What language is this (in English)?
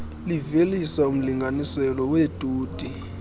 Xhosa